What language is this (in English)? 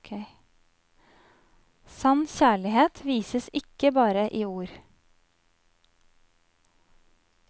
Norwegian